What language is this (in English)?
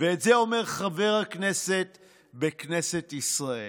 Hebrew